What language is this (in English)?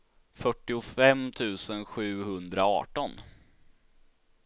Swedish